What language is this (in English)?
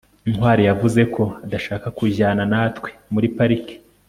Kinyarwanda